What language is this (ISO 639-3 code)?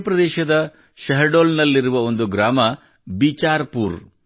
kan